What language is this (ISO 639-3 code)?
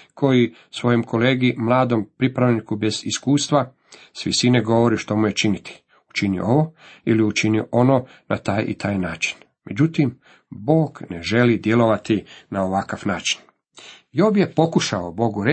hrv